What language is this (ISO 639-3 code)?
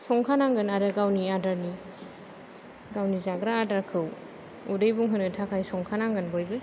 brx